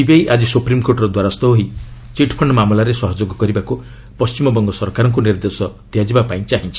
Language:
Odia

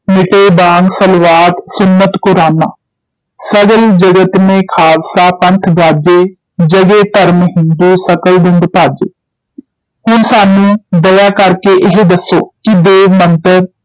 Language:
Punjabi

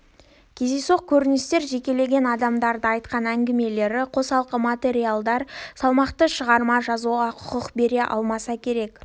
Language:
Kazakh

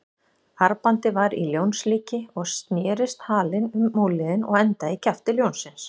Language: Icelandic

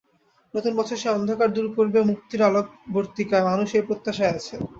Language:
Bangla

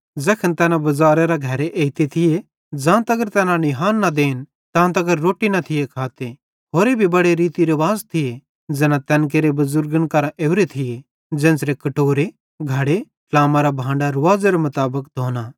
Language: Bhadrawahi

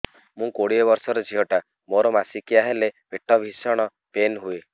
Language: Odia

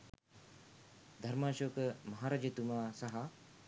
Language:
Sinhala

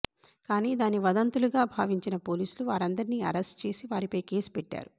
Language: Telugu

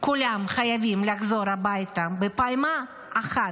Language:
Hebrew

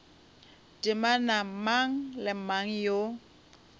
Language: Northern Sotho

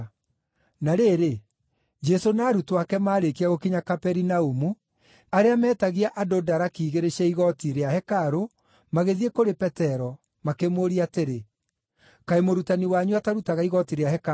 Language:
Kikuyu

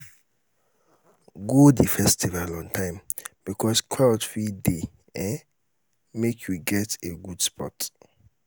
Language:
Nigerian Pidgin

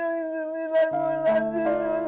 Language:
Indonesian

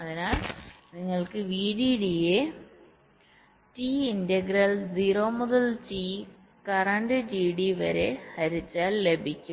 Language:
Malayalam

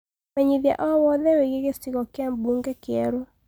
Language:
Kikuyu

